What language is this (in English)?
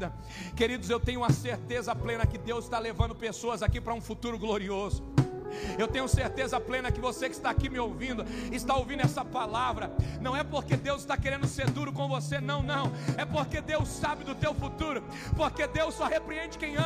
Portuguese